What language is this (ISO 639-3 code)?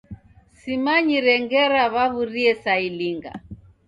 dav